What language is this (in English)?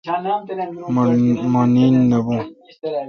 Kalkoti